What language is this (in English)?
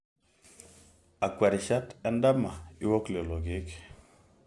Masai